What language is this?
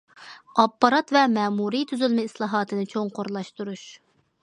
Uyghur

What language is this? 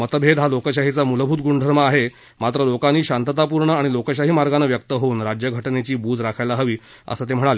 Marathi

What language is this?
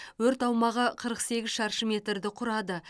Kazakh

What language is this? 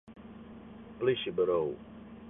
Western Frisian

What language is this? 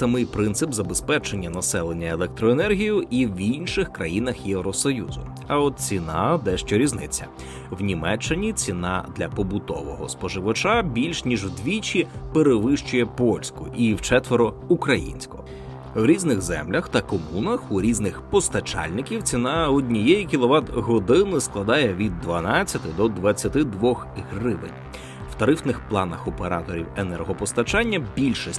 Ukrainian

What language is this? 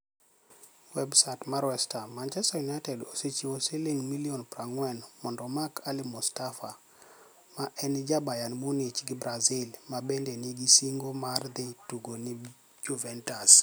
Luo (Kenya and Tanzania)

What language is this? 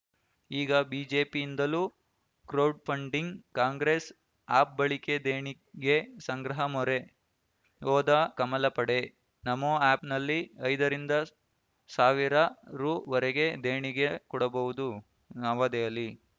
Kannada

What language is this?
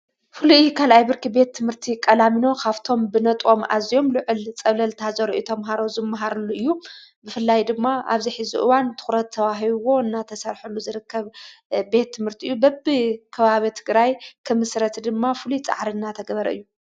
Tigrinya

